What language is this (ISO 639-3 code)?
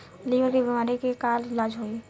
bho